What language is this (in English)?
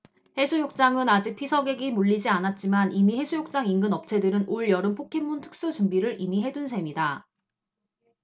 Korean